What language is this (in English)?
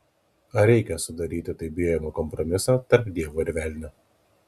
Lithuanian